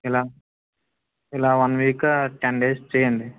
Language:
Telugu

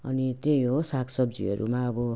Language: Nepali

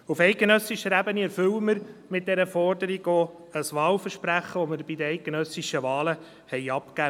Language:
Swiss German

